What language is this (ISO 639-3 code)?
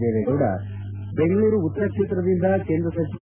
kan